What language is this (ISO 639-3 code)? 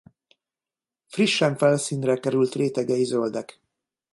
hun